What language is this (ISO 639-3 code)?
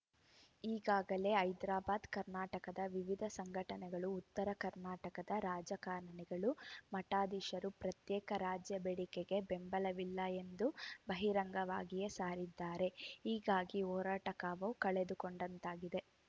kan